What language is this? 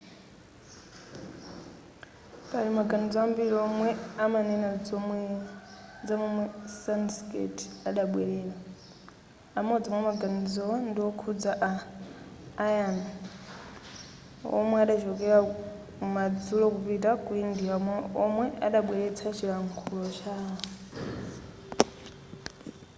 Nyanja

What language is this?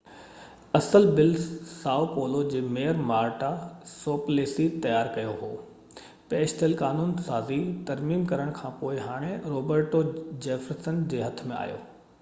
Sindhi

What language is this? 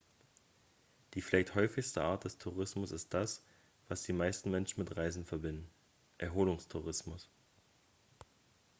German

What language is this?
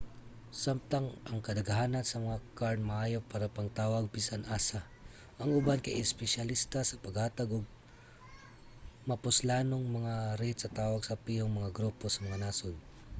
Cebuano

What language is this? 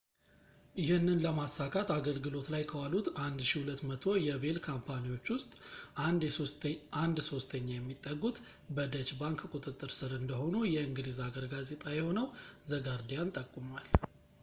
Amharic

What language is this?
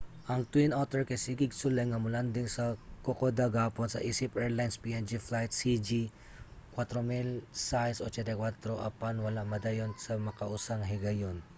Cebuano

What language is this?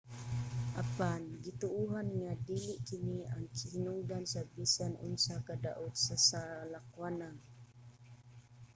Cebuano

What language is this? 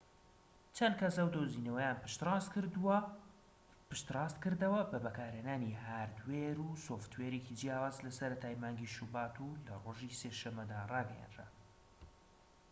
Central Kurdish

